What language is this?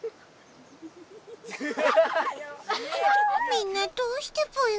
Japanese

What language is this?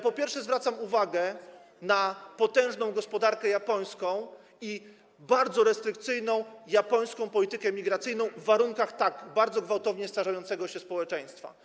Polish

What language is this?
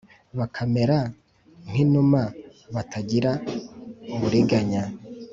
Kinyarwanda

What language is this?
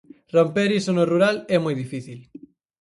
Galician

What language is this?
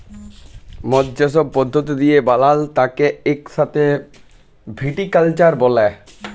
Bangla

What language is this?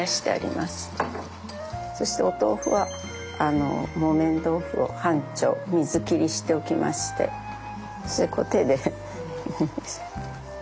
Japanese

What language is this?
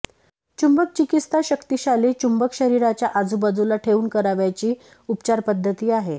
Marathi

